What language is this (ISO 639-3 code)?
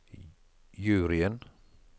nor